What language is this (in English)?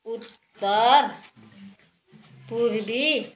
Nepali